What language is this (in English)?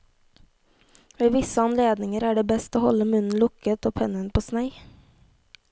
Norwegian